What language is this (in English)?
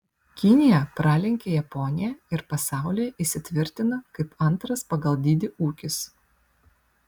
Lithuanian